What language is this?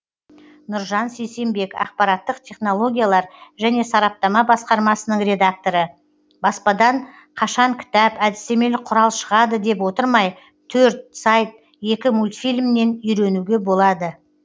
Kazakh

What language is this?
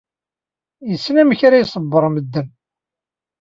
Kabyle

